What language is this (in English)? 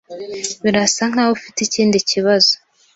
Kinyarwanda